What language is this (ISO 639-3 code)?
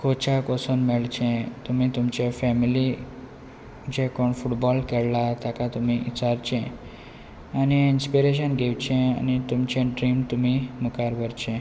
kok